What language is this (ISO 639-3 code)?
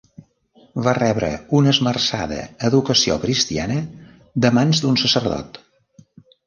cat